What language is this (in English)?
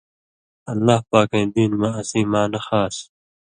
Indus Kohistani